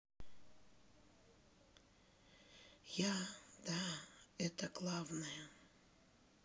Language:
Russian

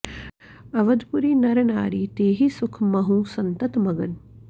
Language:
Sanskrit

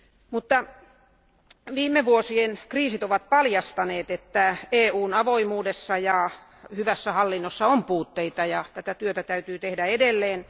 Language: Finnish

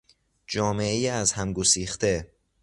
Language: Persian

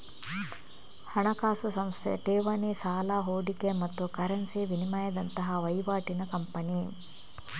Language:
Kannada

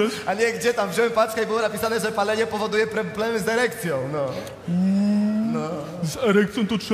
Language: Polish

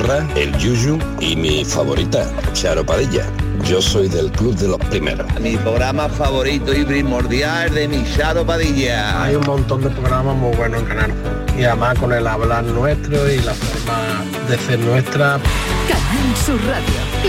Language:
Spanish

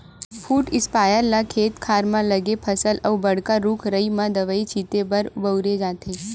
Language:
Chhattisgarhi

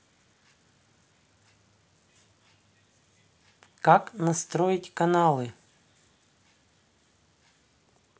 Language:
Russian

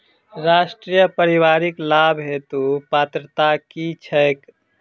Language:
Maithili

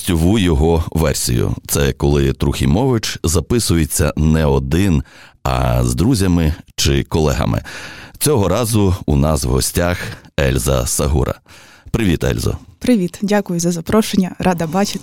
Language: Ukrainian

